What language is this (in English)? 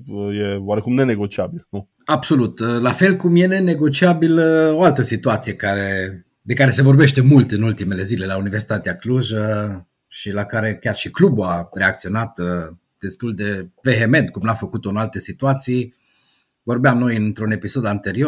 Romanian